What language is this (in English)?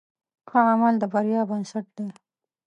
Pashto